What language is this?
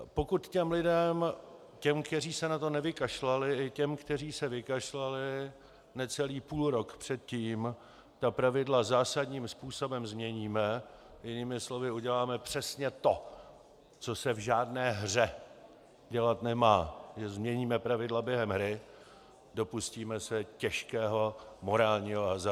Czech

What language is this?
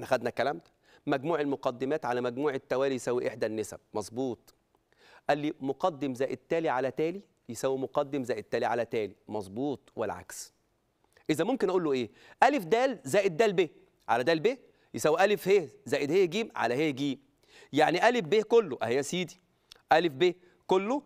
Arabic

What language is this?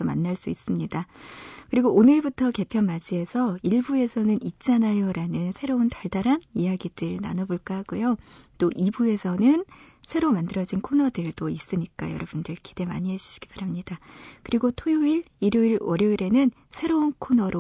Korean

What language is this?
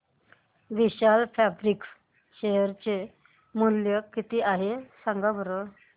Marathi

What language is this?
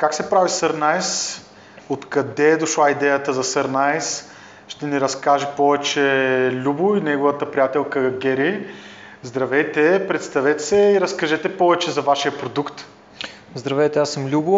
Bulgarian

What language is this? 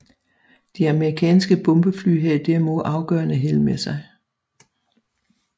Danish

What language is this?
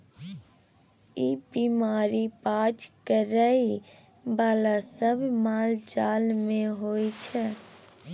Maithili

